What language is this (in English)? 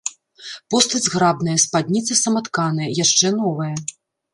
Belarusian